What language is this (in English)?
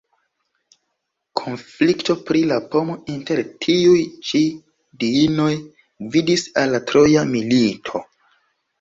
Esperanto